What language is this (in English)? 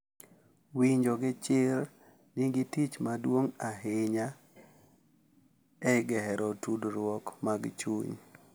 Luo (Kenya and Tanzania)